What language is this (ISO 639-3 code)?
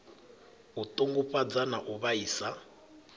ven